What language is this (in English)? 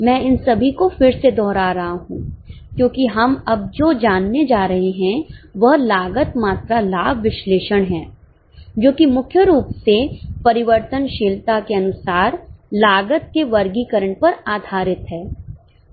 Hindi